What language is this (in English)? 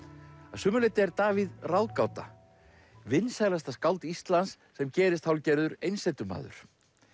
Icelandic